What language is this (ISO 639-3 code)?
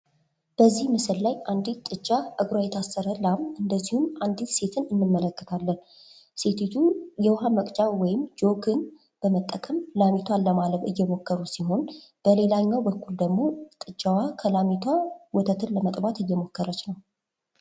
amh